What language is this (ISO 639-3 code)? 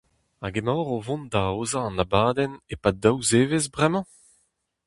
bre